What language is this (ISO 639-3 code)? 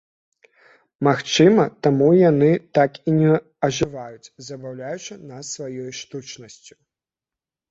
bel